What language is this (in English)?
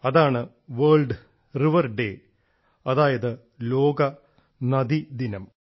Malayalam